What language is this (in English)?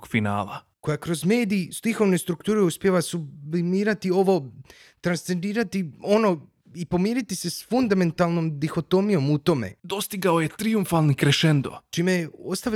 Croatian